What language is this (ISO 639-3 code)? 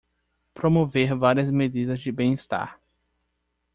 por